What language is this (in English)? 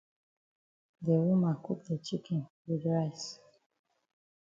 Cameroon Pidgin